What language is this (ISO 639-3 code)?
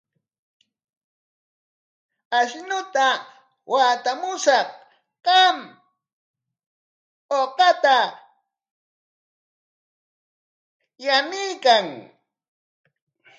qwa